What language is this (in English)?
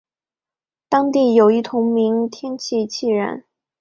Chinese